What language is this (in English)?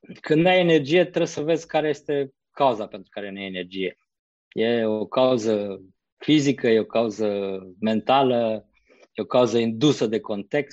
Romanian